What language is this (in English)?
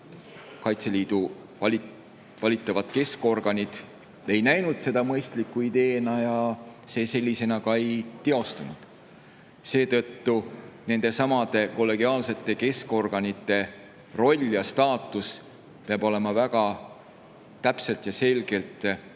Estonian